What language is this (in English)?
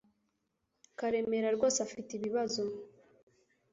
Kinyarwanda